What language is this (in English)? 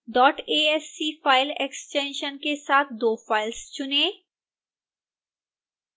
Hindi